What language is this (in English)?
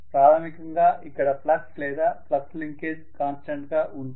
Telugu